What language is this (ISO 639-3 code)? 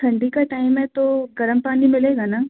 hin